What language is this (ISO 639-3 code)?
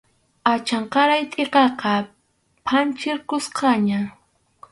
qxu